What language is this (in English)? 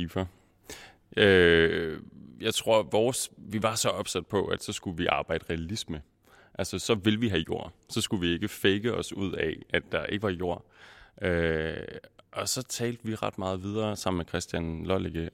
Danish